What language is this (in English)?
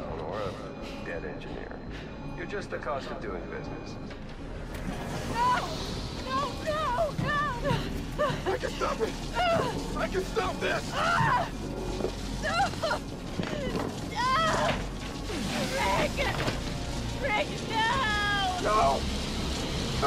Turkish